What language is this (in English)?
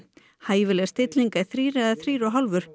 Icelandic